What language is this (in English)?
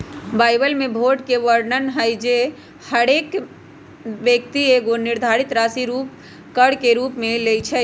Magahi